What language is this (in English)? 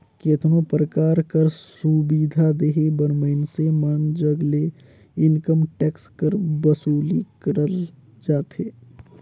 Chhattisgarhi